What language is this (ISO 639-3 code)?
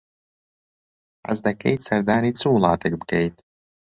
ckb